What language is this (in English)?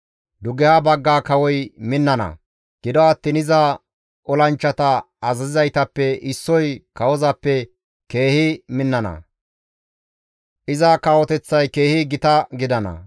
Gamo